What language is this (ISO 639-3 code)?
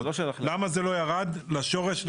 heb